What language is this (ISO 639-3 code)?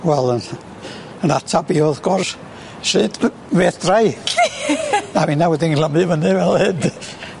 cym